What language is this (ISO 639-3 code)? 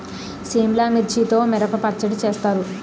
tel